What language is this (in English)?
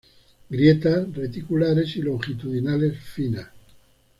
Spanish